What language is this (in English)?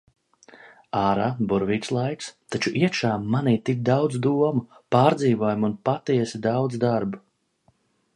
Latvian